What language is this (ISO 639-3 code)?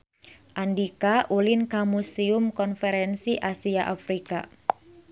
sun